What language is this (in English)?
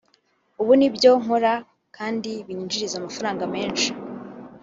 Kinyarwanda